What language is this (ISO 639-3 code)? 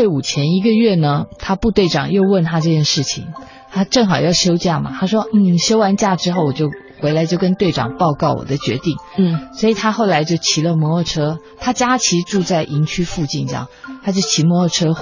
zho